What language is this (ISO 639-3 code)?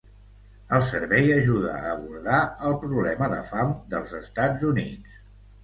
cat